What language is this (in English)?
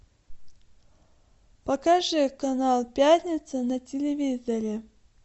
Russian